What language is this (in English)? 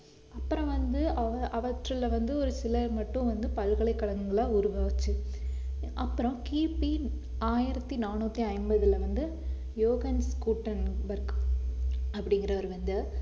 Tamil